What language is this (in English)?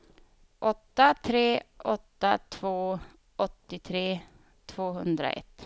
Swedish